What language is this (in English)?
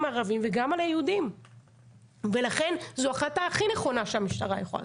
Hebrew